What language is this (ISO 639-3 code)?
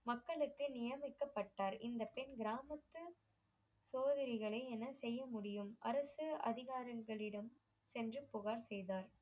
tam